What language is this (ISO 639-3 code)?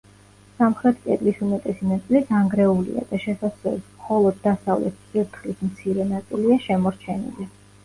kat